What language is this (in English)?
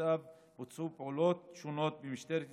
Hebrew